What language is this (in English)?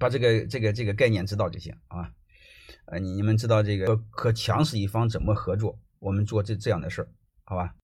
Chinese